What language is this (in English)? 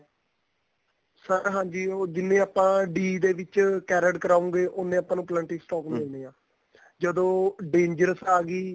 Punjabi